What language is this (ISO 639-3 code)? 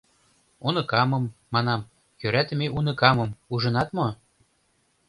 chm